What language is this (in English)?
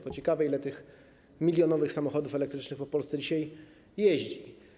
Polish